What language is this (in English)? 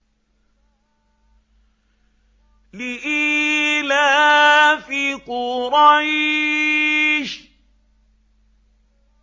Arabic